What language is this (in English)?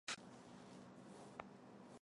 Chinese